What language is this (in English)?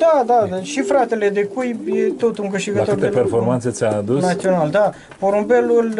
Romanian